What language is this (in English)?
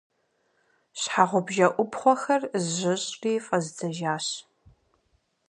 Kabardian